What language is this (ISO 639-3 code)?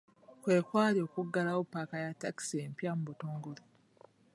lug